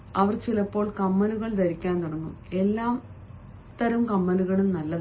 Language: Malayalam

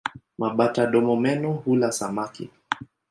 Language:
Swahili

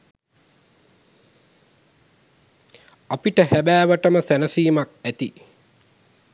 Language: Sinhala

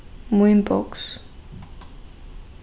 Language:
Faroese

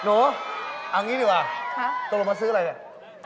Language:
Thai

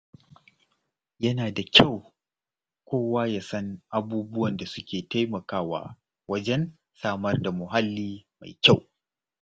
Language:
Hausa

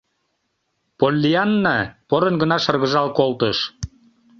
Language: Mari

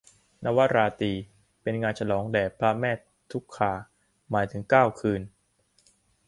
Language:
Thai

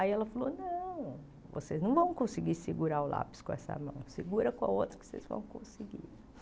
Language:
Portuguese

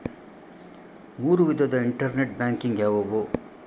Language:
Kannada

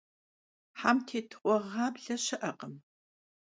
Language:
Kabardian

